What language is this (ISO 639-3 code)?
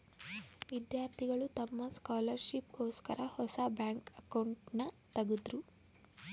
kan